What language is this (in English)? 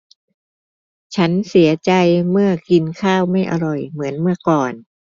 Thai